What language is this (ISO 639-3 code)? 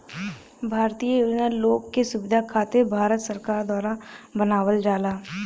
bho